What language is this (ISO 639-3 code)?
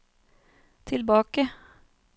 nor